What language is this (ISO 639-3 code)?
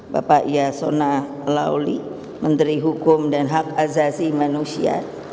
ind